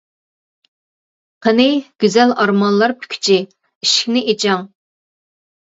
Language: Uyghur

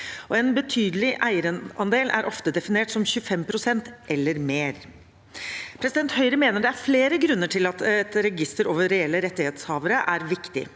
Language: Norwegian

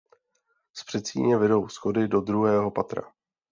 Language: Czech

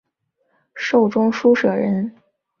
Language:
Chinese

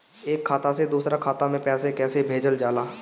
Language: Bhojpuri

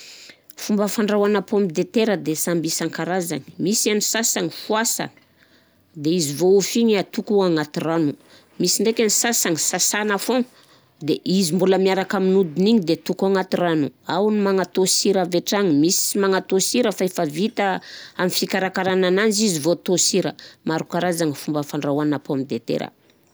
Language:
Southern Betsimisaraka Malagasy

